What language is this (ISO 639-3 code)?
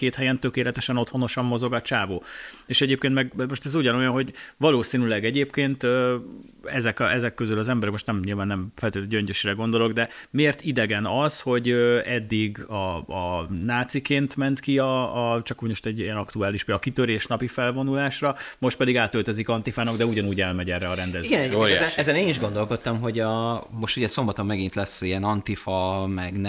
hun